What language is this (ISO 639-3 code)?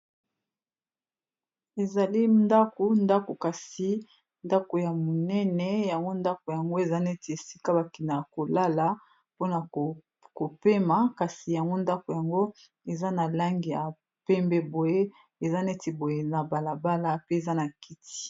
lin